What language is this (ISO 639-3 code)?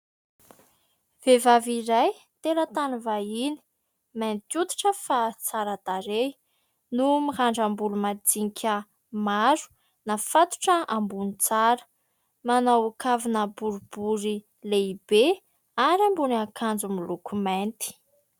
mlg